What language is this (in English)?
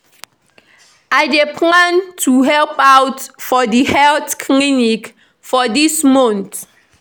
Nigerian Pidgin